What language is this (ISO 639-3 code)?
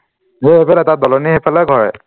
asm